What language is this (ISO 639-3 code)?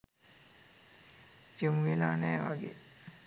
sin